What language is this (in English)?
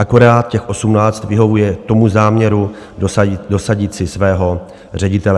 Czech